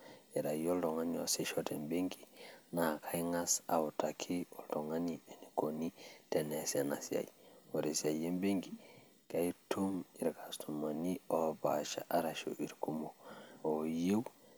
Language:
Masai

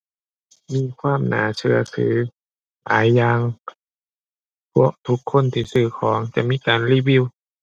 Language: Thai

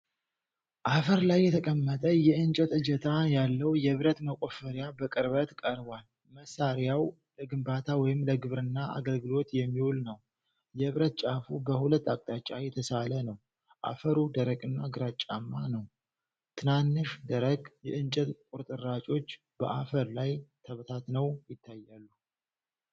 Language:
Amharic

